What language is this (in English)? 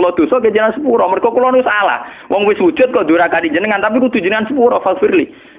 Indonesian